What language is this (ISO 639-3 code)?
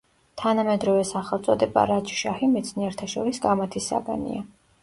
kat